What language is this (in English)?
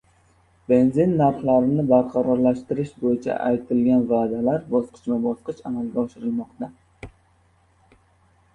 Uzbek